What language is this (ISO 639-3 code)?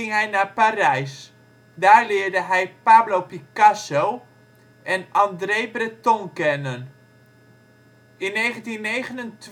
nld